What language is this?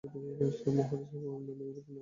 Bangla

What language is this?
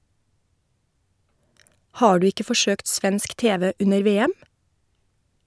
Norwegian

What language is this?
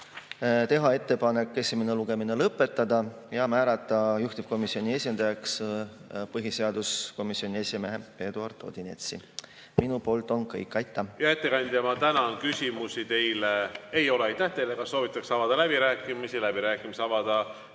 Estonian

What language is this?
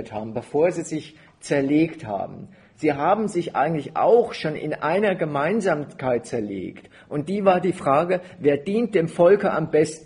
German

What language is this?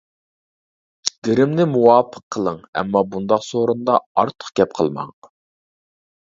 Uyghur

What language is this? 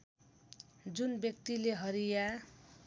Nepali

